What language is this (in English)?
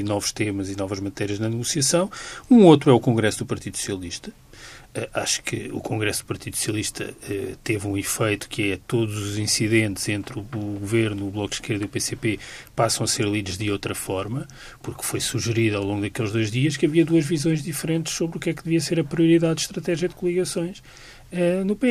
Portuguese